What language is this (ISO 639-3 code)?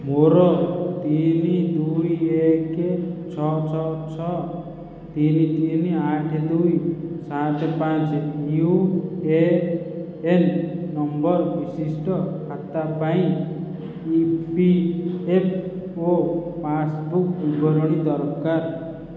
ori